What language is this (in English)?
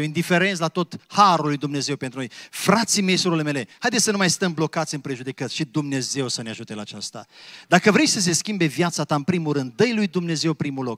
Romanian